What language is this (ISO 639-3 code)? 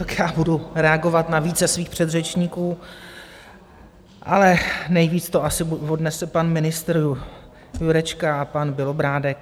ces